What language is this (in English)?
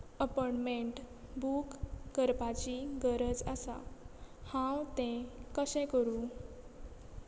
Konkani